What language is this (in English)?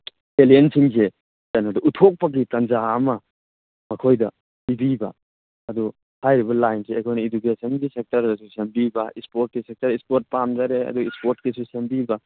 Manipuri